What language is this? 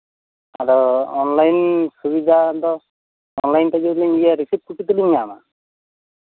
Santali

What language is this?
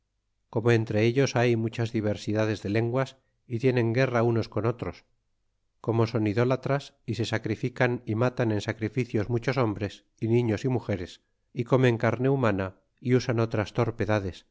Spanish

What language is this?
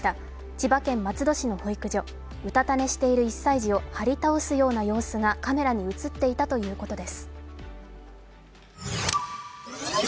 Japanese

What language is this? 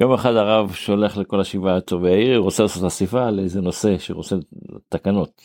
Hebrew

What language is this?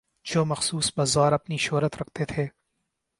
Urdu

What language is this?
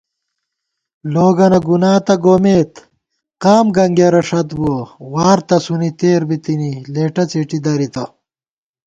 Gawar-Bati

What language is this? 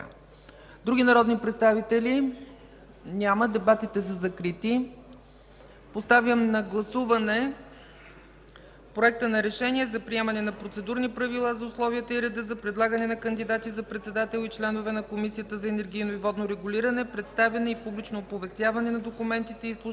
Bulgarian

